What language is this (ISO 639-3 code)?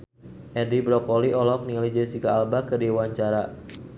sun